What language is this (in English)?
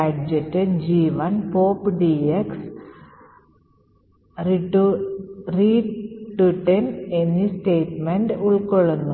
Malayalam